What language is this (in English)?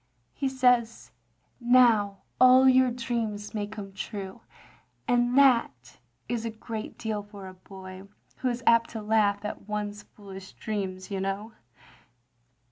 English